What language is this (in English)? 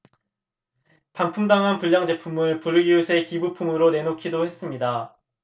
Korean